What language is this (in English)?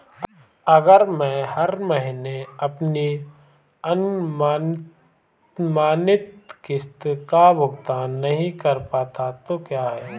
Hindi